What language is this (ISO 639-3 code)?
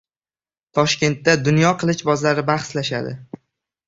uzb